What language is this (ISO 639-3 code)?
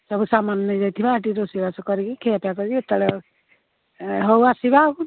ori